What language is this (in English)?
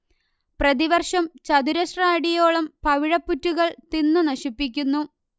Malayalam